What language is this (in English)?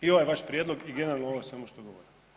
Croatian